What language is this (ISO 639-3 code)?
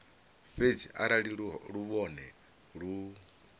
ven